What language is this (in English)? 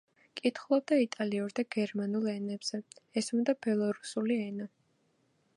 Georgian